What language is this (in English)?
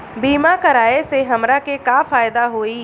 Bhojpuri